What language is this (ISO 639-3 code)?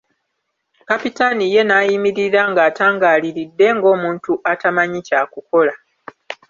lug